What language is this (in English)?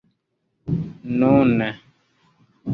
Esperanto